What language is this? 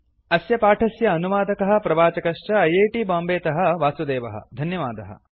Sanskrit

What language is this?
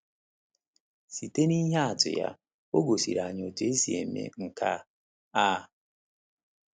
Igbo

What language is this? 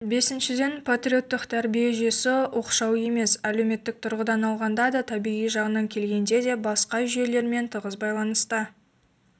Kazakh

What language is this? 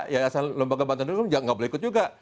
Indonesian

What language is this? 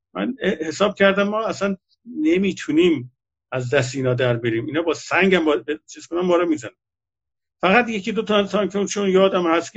Persian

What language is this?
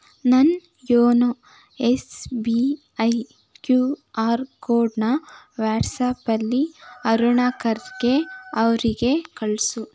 Kannada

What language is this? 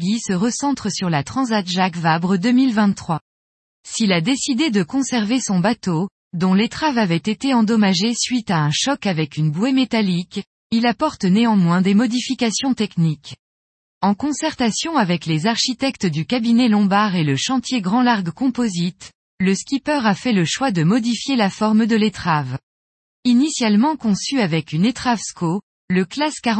French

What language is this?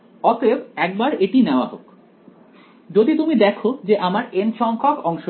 Bangla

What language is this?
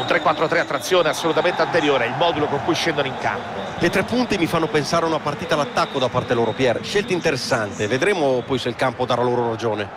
Italian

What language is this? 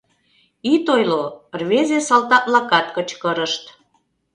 Mari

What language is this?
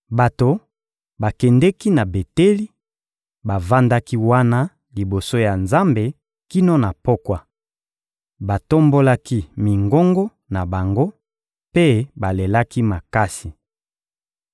Lingala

